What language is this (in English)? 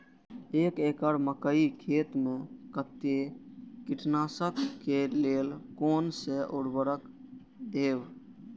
Maithili